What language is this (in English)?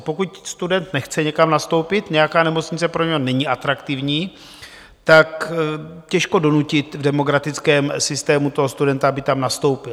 Czech